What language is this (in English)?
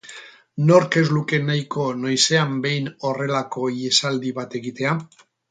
Basque